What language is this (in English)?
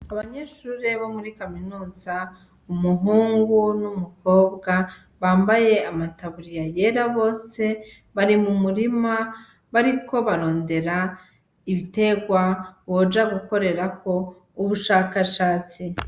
Rundi